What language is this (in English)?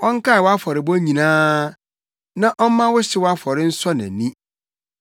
Akan